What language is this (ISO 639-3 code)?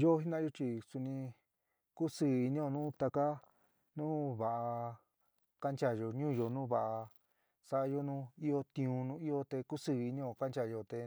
mig